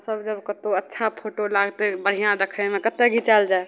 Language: Maithili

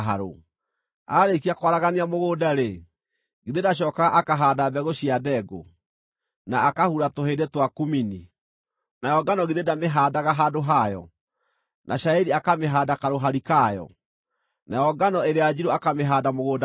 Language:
Kikuyu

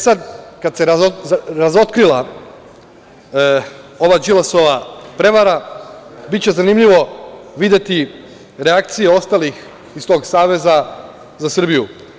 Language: Serbian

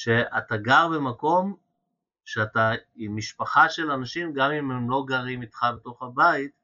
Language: Hebrew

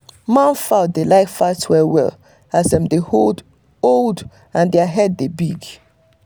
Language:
Nigerian Pidgin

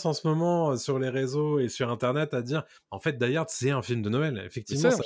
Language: French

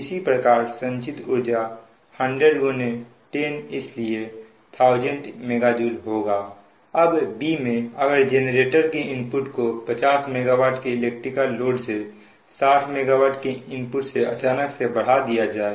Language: Hindi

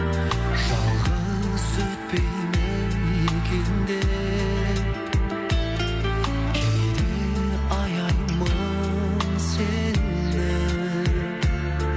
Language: Kazakh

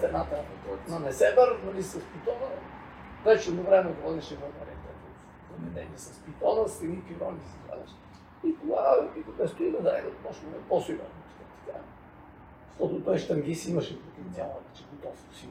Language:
Bulgarian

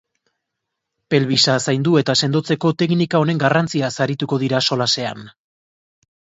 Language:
Basque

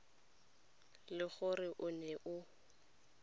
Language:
Tswana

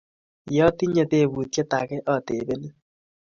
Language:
Kalenjin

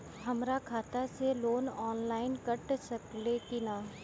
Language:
Bhojpuri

